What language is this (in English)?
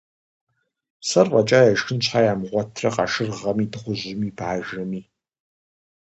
Kabardian